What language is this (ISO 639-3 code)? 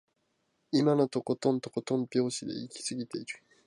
jpn